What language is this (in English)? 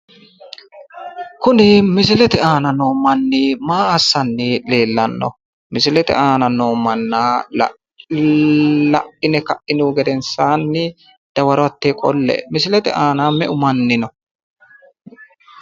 Sidamo